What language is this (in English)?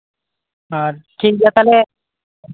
Santali